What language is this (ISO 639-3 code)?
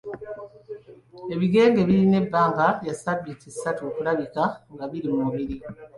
lug